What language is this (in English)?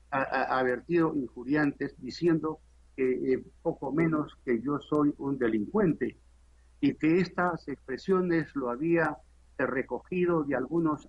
Spanish